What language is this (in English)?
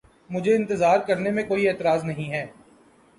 Urdu